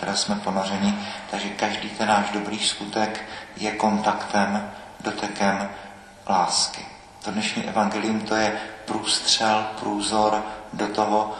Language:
Czech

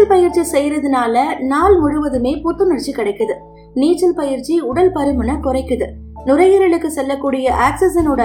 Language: Tamil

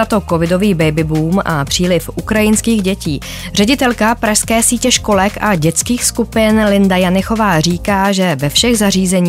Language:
Czech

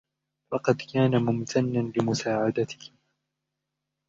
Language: Arabic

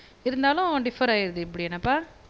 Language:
Tamil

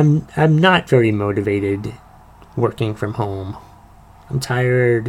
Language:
English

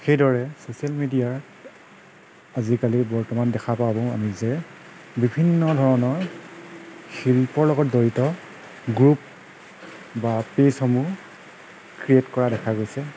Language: Assamese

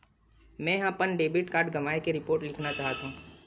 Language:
Chhattisgarhi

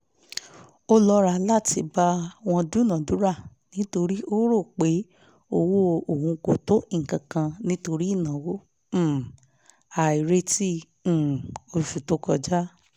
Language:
Yoruba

